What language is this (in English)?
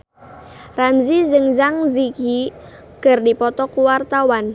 Sundanese